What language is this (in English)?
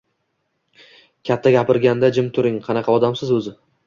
Uzbek